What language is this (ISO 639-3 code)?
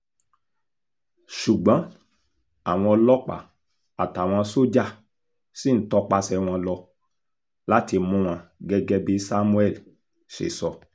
yor